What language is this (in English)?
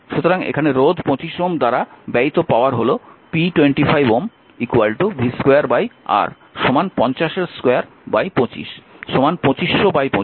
Bangla